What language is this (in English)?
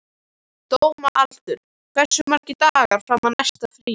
Icelandic